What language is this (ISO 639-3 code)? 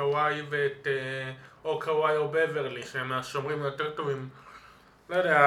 heb